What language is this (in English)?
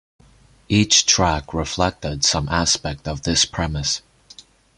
English